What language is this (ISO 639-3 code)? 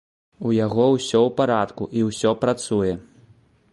bel